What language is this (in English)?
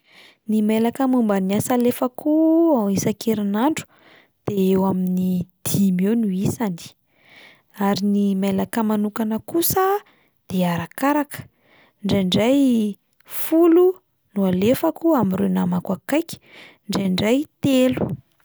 Malagasy